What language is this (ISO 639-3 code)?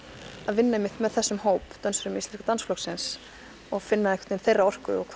isl